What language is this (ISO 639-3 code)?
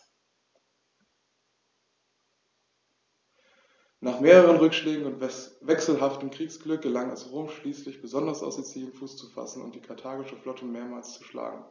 deu